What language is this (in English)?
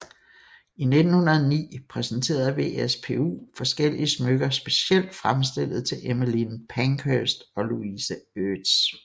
Danish